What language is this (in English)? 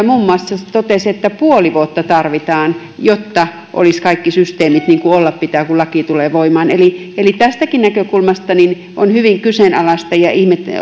Finnish